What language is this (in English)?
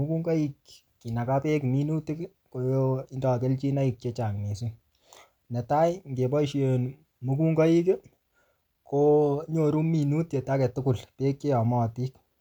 Kalenjin